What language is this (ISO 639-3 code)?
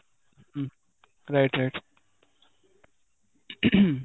ori